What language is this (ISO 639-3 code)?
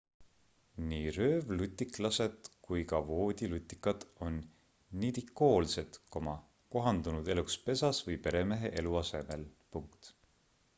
est